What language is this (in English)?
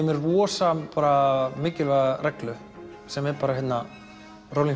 Icelandic